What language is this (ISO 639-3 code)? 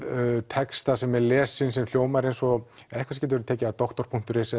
isl